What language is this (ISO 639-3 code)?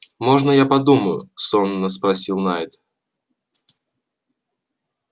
rus